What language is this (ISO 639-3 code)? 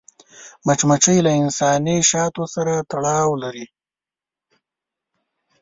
pus